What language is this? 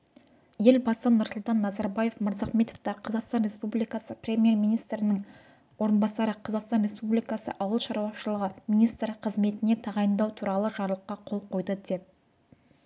Kazakh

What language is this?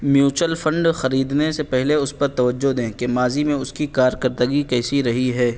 Urdu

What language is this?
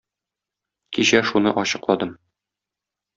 Tatar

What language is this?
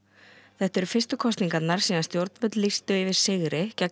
Icelandic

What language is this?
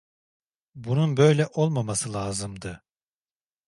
Turkish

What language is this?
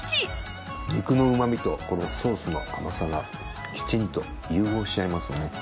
Japanese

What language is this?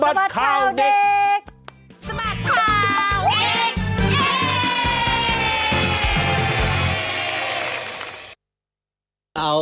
Thai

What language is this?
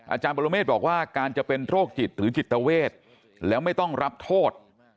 Thai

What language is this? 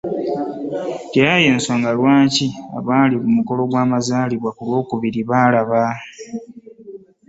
Ganda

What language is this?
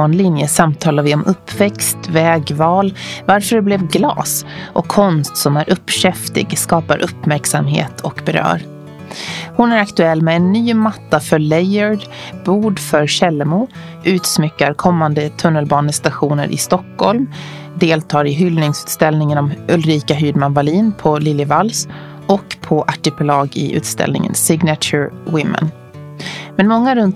Swedish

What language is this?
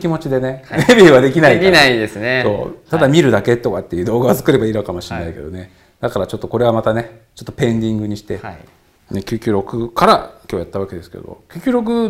Japanese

